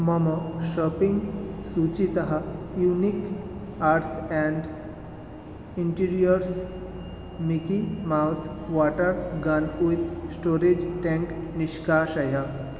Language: Sanskrit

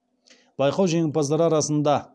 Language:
Kazakh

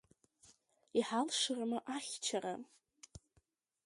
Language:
Abkhazian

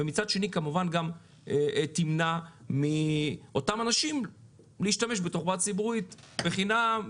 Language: Hebrew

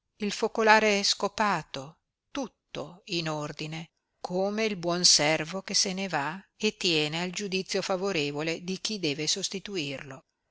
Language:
Italian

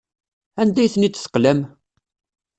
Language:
Kabyle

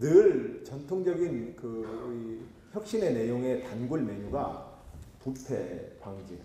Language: Korean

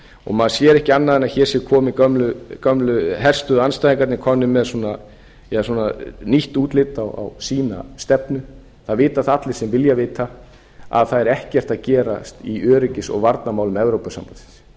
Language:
Icelandic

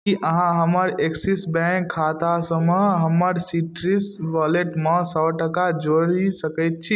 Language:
Maithili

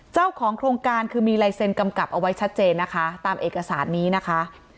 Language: Thai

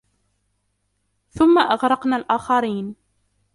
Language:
Arabic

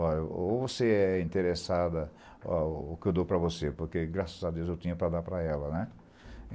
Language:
Portuguese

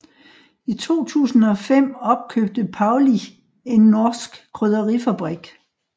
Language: Danish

